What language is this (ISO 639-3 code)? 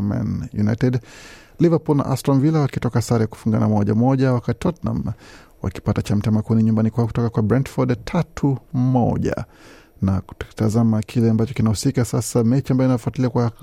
swa